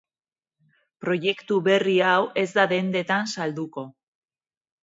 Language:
Basque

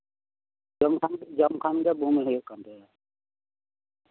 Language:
Santali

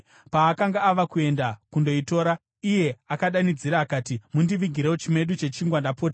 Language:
Shona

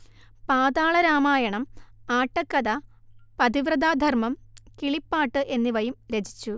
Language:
Malayalam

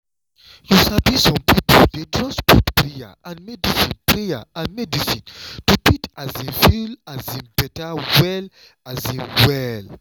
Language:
Nigerian Pidgin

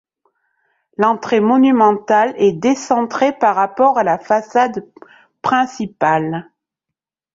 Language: French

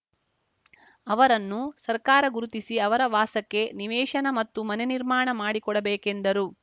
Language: Kannada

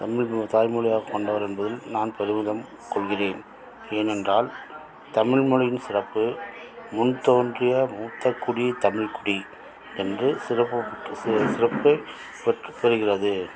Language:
Tamil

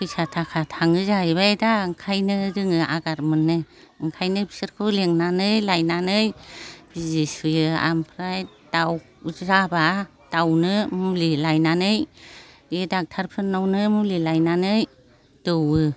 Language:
Bodo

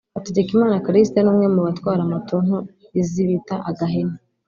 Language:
Kinyarwanda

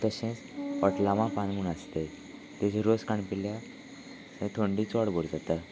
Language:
Konkani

